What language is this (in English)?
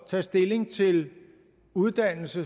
Danish